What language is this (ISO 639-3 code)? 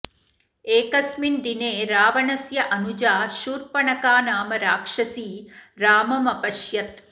san